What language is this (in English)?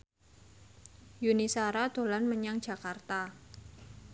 Javanese